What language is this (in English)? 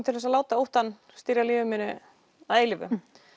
Icelandic